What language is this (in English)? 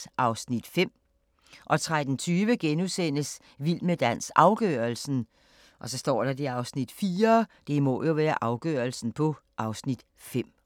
Danish